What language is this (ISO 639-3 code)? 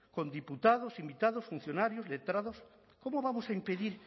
spa